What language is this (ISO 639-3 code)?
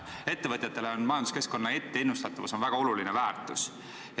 est